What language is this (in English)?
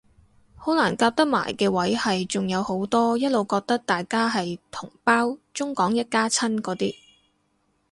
Cantonese